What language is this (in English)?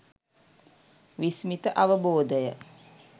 Sinhala